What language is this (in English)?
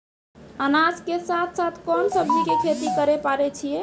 Maithili